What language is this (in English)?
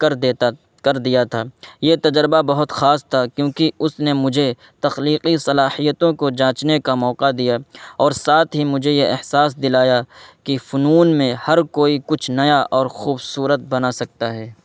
Urdu